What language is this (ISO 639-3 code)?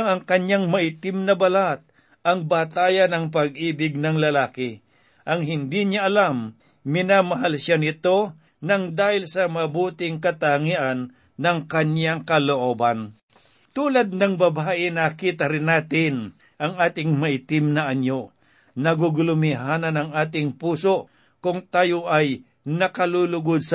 fil